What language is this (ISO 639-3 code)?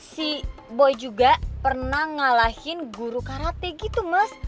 ind